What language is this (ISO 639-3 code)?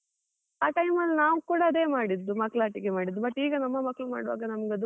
kan